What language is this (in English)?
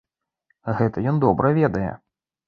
Belarusian